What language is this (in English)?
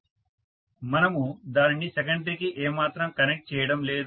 Telugu